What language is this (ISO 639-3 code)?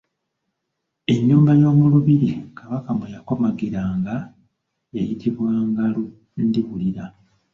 lug